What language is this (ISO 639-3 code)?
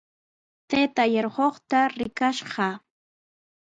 qws